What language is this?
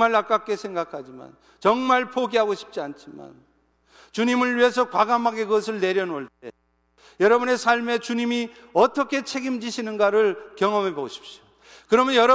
Korean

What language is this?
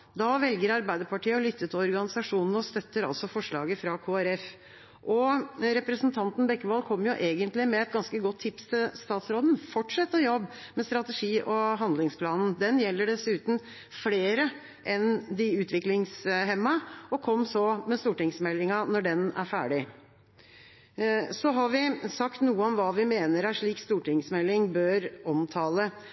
Norwegian Bokmål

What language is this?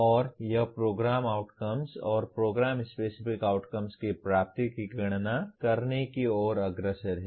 Hindi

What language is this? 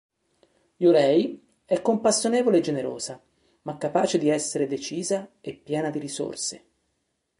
Italian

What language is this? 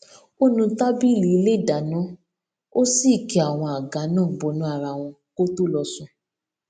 Yoruba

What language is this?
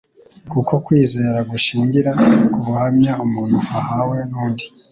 Kinyarwanda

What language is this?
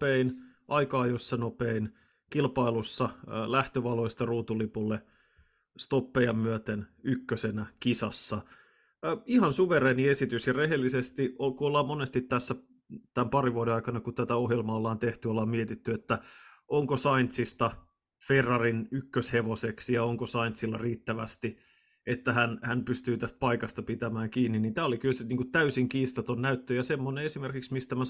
Finnish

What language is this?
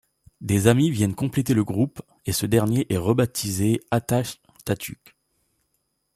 French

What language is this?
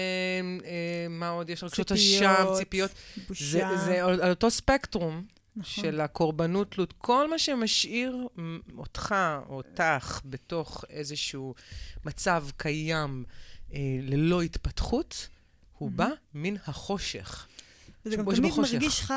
Hebrew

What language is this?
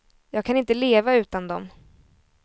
Swedish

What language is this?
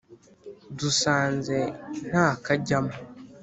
Kinyarwanda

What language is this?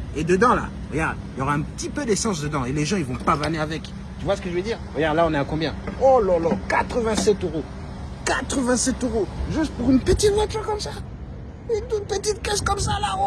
French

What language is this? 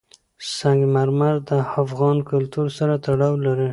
Pashto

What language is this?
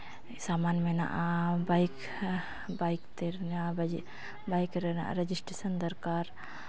Santali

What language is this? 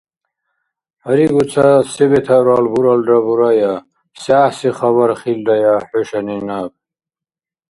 Dargwa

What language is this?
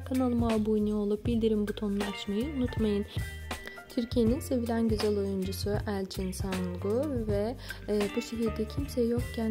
Turkish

